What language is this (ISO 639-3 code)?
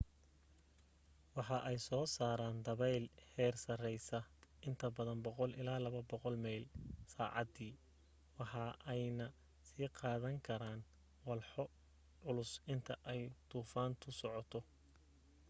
som